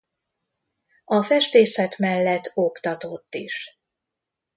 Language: Hungarian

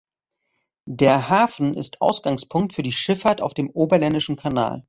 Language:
German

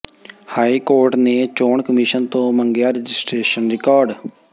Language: Punjabi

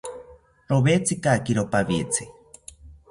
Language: South Ucayali Ashéninka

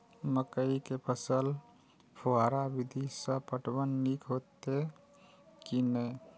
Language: Maithili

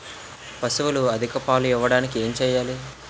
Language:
Telugu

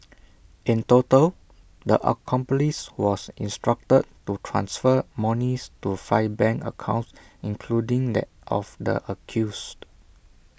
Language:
English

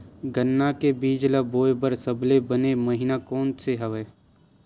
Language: Chhattisgarhi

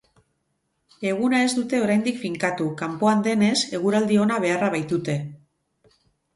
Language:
Basque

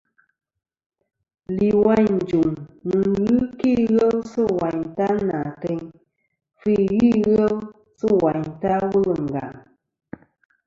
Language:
Kom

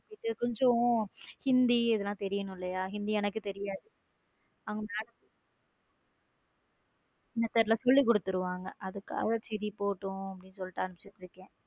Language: Tamil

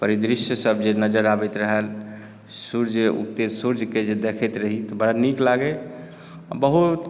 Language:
Maithili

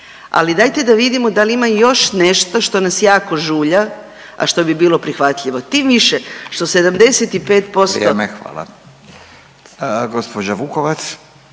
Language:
Croatian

